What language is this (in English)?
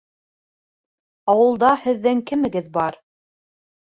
Bashkir